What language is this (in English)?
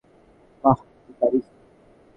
Bangla